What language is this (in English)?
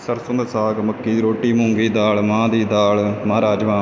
Punjabi